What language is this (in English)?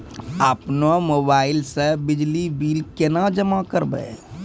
Maithili